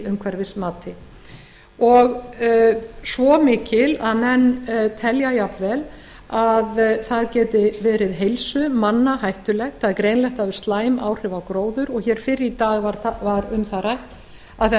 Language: Icelandic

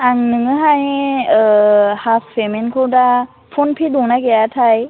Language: Bodo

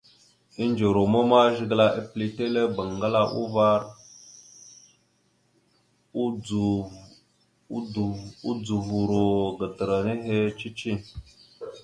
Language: Mada (Cameroon)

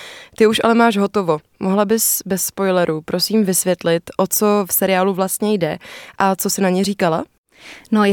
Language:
Czech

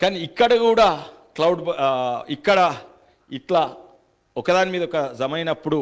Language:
Telugu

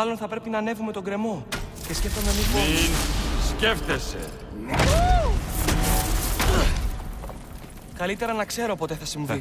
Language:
Greek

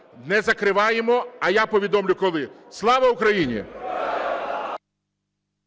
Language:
Ukrainian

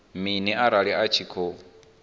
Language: Venda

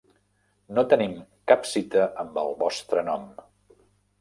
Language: Catalan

